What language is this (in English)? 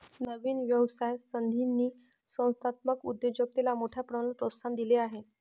Marathi